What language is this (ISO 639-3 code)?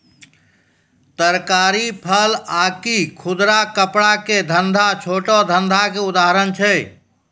mai